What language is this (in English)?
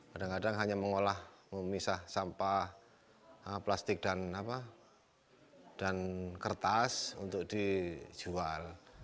Indonesian